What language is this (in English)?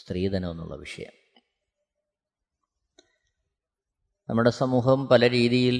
Malayalam